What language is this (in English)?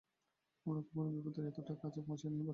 Bangla